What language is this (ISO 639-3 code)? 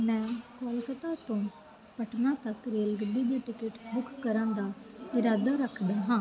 pan